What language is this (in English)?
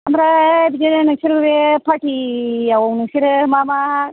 Bodo